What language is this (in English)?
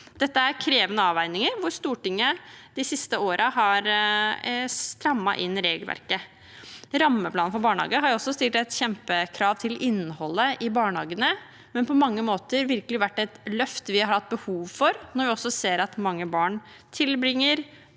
Norwegian